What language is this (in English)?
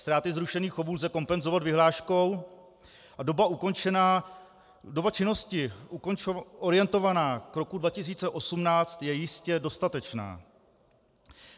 Czech